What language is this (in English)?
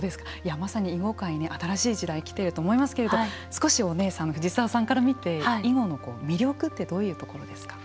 Japanese